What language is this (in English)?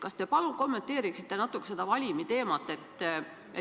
Estonian